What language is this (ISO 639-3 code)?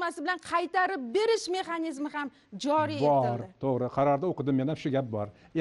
tur